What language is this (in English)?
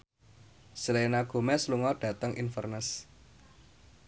Javanese